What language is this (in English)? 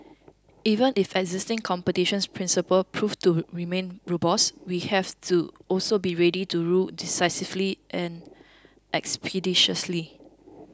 English